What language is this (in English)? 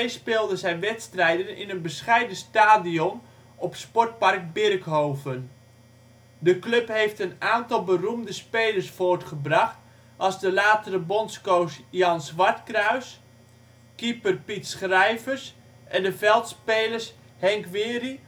Dutch